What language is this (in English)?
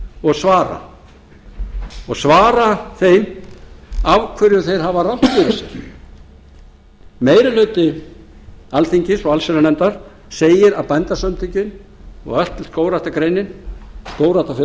Icelandic